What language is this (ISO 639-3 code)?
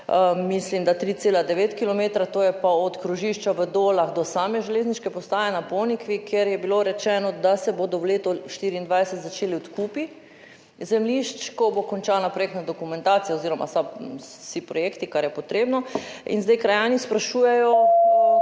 slv